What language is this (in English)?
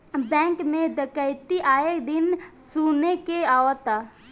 Bhojpuri